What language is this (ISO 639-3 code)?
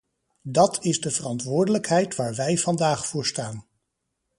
nld